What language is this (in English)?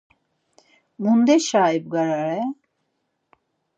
Laz